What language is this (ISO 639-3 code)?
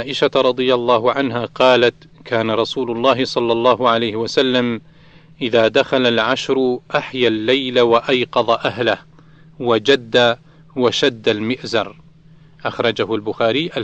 ara